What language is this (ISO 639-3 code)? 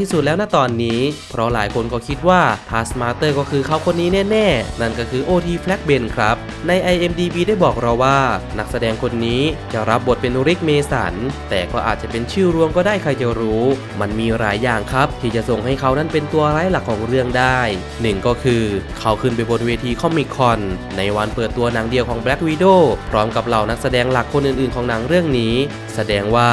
tha